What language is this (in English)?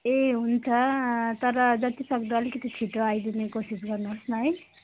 Nepali